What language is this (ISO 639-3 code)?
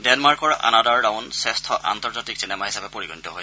asm